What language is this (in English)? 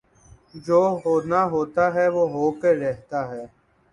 Urdu